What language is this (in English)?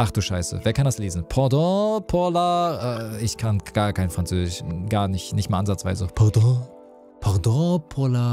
German